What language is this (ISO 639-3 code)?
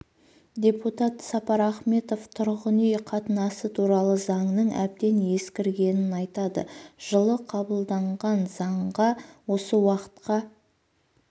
kaz